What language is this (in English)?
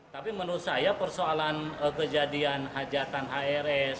Indonesian